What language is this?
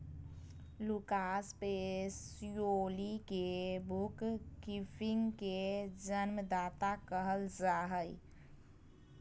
Magahi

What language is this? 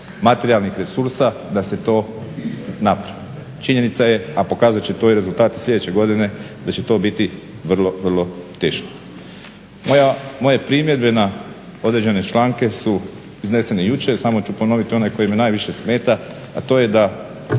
Croatian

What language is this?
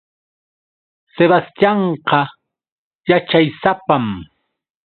Yauyos Quechua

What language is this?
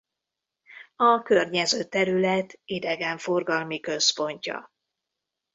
Hungarian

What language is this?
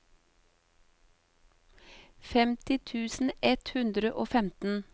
Norwegian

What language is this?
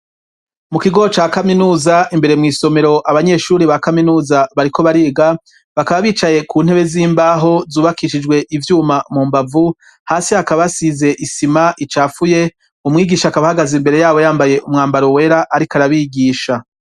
Rundi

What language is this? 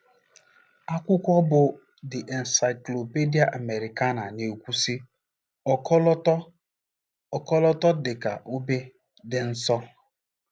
Igbo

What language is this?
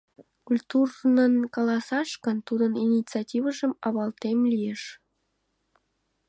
Mari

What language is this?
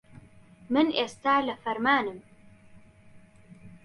Central Kurdish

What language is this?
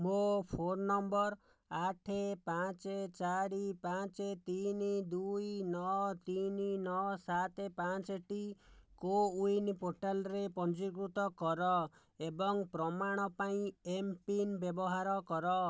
Odia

